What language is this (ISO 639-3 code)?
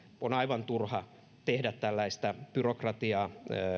fin